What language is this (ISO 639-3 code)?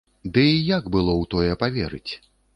bel